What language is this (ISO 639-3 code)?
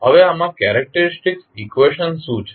guj